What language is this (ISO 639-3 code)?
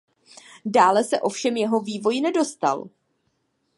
ces